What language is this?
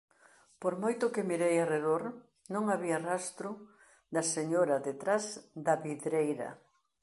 Galician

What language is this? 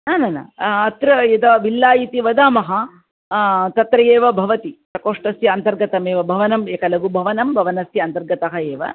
Sanskrit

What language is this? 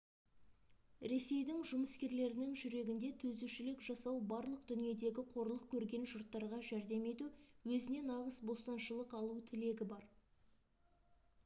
Kazakh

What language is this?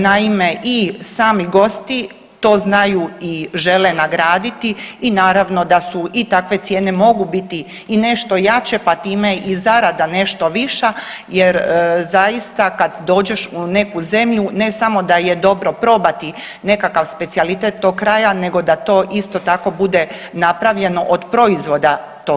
Croatian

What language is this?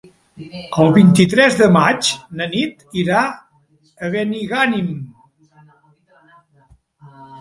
Catalan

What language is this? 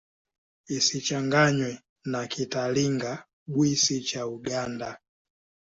Swahili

